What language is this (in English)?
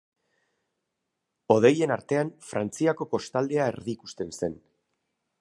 Basque